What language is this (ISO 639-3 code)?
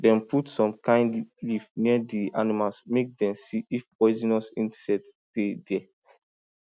pcm